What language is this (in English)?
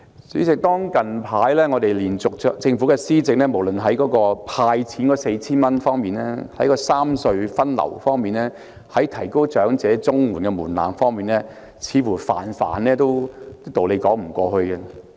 Cantonese